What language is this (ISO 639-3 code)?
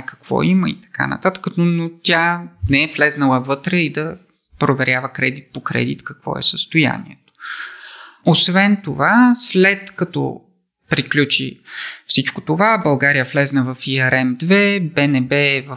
bul